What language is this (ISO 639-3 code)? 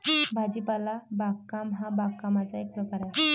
mar